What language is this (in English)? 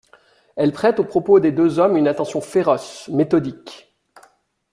French